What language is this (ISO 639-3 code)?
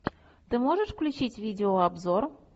rus